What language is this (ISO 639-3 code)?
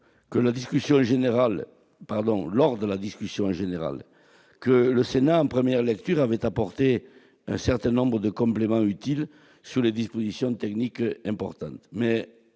fra